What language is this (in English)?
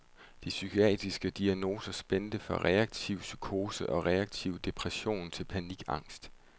Danish